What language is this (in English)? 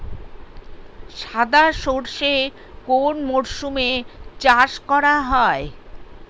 Bangla